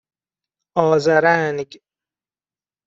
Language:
Persian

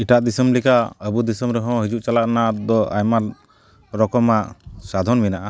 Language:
Santali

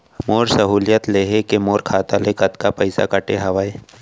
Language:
Chhattisgarhi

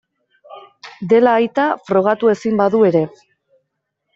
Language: Basque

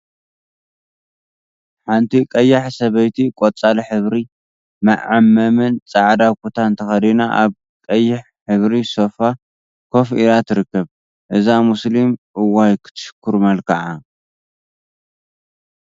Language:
Tigrinya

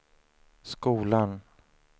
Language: Swedish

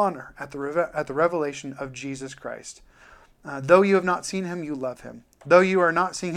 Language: English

